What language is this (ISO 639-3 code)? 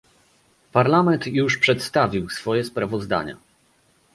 pol